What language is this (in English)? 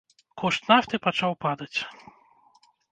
Belarusian